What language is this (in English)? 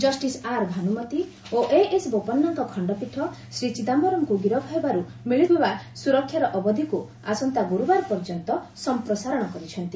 Odia